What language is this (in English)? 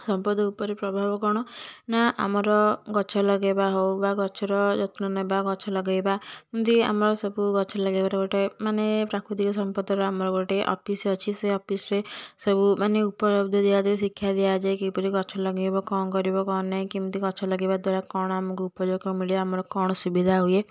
Odia